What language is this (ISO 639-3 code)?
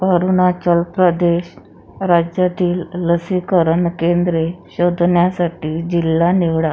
mar